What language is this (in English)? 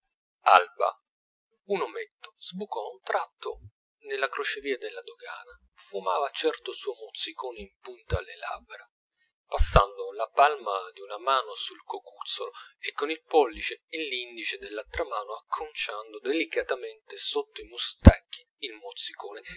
Italian